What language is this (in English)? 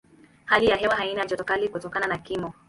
Swahili